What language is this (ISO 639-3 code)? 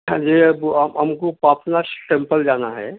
urd